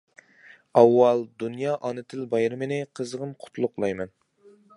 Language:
Uyghur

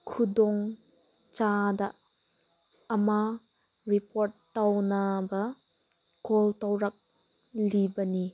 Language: Manipuri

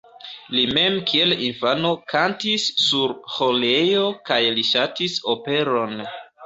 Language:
Esperanto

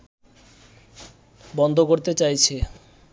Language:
Bangla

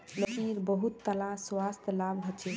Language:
Magahi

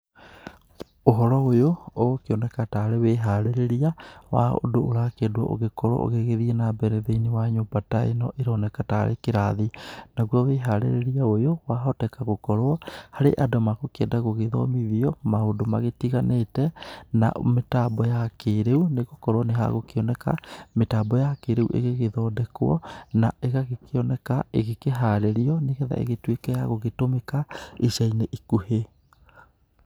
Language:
Kikuyu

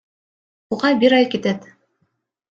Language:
Kyrgyz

